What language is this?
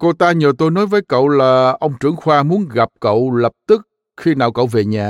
Vietnamese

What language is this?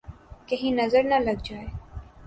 Urdu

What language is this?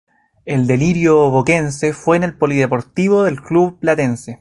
Spanish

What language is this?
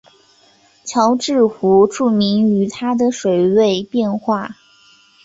Chinese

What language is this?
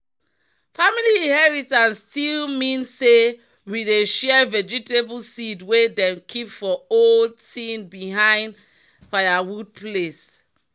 Nigerian Pidgin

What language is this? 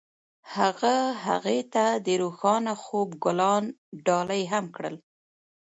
Pashto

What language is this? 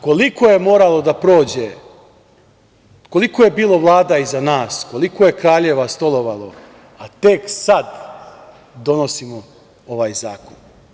Serbian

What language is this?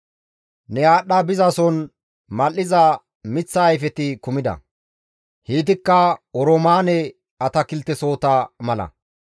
Gamo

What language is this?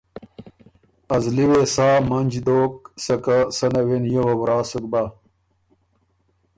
Ormuri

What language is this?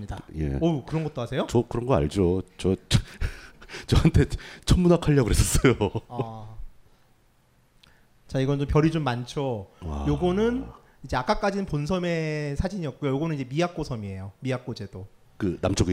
Korean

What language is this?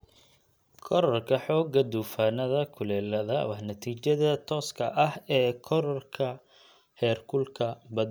Somali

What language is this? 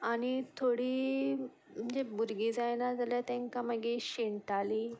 Konkani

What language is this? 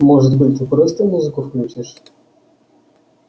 Russian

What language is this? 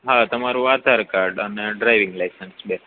Gujarati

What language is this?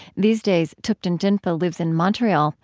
English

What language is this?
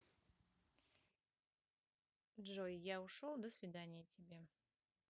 Russian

